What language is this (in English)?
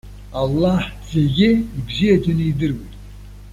Abkhazian